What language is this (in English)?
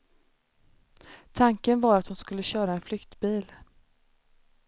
Swedish